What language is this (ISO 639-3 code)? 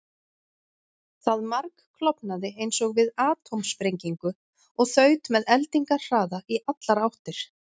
isl